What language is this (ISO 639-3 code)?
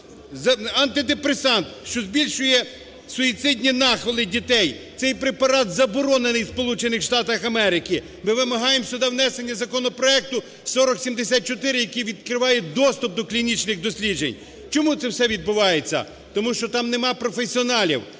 ukr